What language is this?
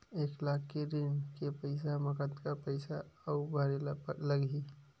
Chhattisgarhi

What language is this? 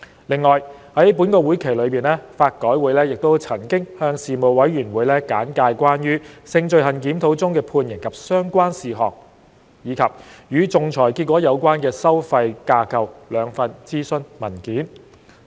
Cantonese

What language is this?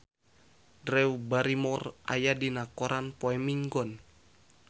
Sundanese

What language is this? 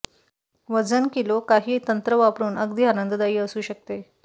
Marathi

